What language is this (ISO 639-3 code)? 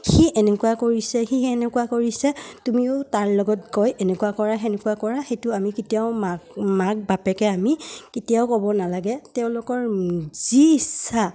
asm